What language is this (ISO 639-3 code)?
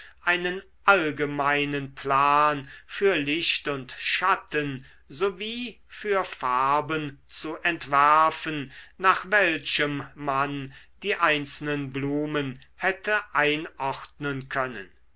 deu